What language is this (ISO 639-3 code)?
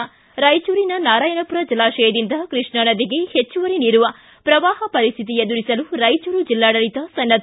kan